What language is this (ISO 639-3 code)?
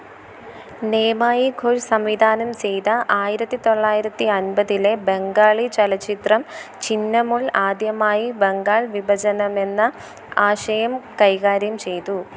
mal